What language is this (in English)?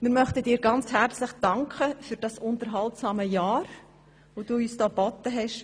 Swiss German